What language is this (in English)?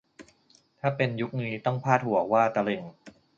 Thai